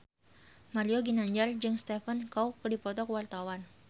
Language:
Sundanese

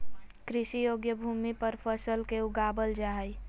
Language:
Magahi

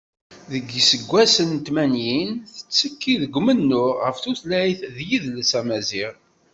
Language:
Kabyle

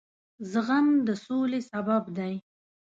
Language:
Pashto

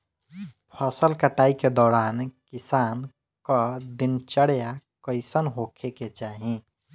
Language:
Bhojpuri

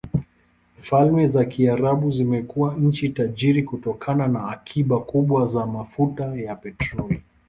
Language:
Swahili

